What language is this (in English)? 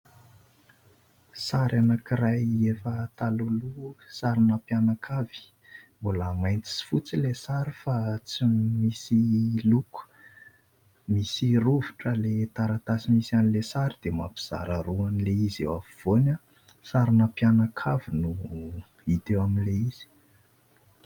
Malagasy